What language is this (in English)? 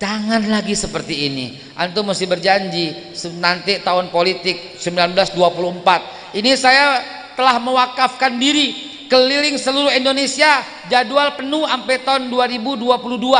Indonesian